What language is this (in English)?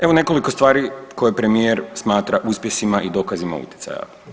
Croatian